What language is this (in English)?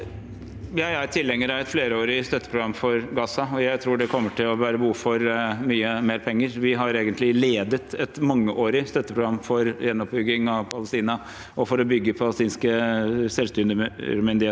Norwegian